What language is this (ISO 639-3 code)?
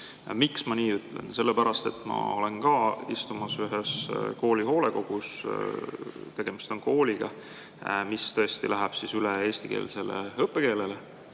est